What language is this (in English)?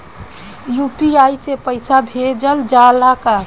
Bhojpuri